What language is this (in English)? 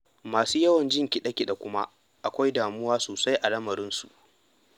Hausa